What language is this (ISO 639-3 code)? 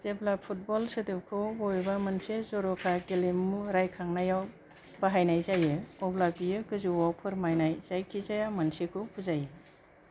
brx